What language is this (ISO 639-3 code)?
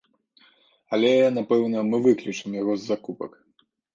bel